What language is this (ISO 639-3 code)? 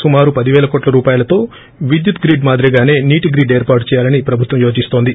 tel